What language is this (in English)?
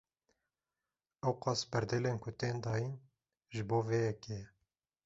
Kurdish